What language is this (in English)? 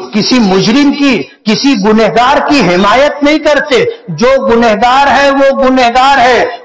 Hindi